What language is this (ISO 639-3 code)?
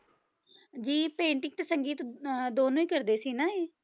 pan